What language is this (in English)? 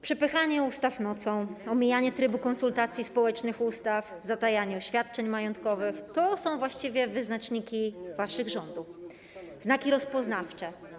Polish